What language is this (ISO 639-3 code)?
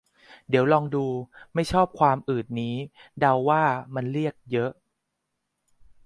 tha